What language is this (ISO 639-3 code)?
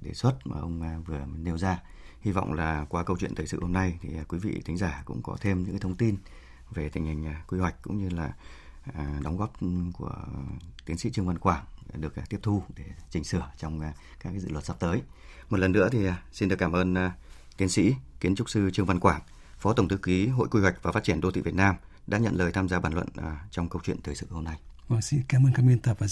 vie